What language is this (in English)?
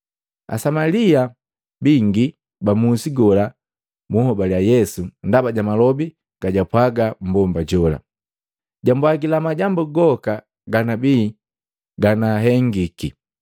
Matengo